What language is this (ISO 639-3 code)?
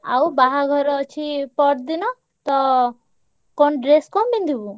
ori